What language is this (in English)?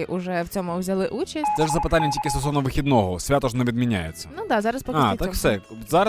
Ukrainian